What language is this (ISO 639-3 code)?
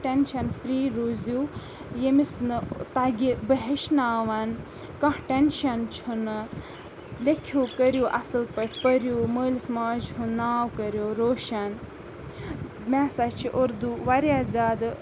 kas